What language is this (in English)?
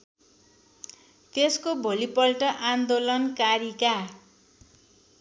Nepali